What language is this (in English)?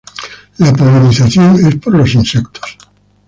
Spanish